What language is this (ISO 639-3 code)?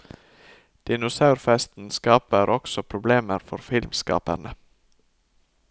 nor